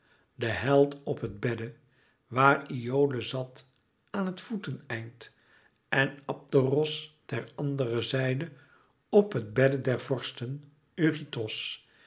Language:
Dutch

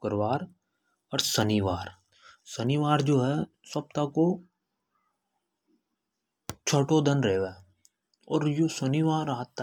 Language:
Hadothi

